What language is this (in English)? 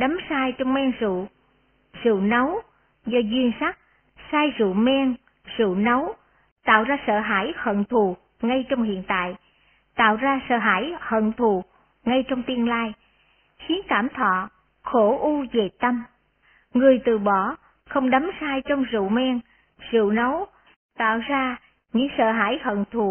Vietnamese